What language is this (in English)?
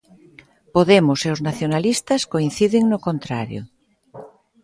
Galician